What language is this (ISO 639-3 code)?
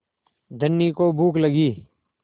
hin